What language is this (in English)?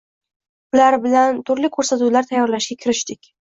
Uzbek